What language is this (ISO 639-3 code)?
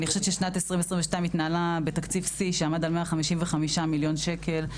heb